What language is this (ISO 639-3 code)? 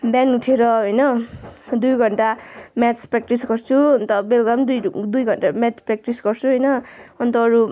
nep